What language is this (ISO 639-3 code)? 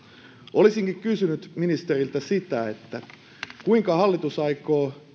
fin